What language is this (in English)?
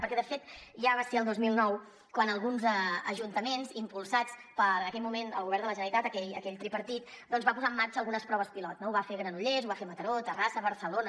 Catalan